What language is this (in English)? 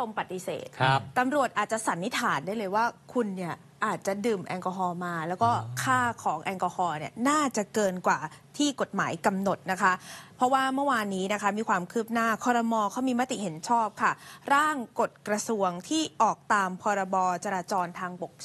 Thai